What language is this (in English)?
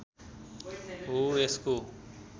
Nepali